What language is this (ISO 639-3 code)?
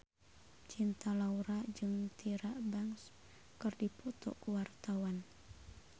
sun